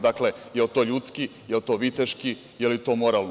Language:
Serbian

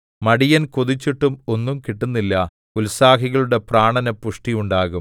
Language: Malayalam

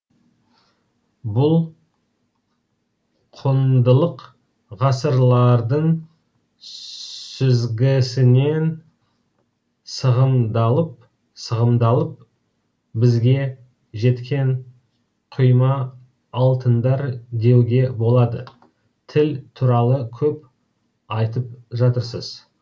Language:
Kazakh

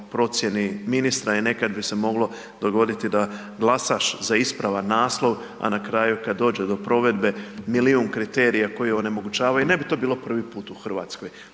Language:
Croatian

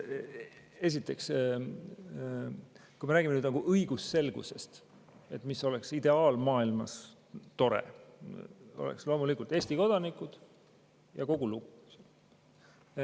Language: Estonian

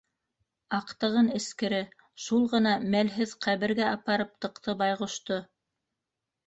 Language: Bashkir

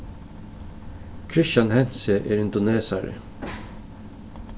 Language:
Faroese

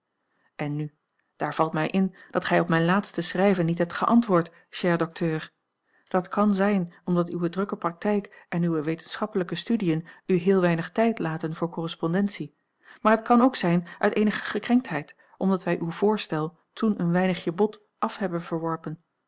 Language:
Dutch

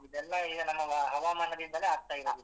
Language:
Kannada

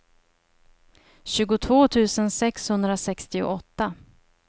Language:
Swedish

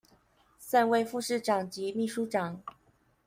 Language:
Chinese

